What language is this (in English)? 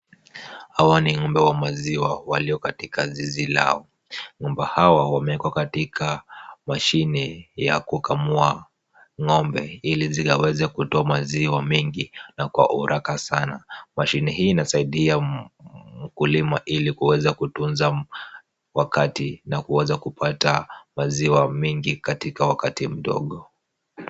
Swahili